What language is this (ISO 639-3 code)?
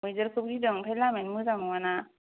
brx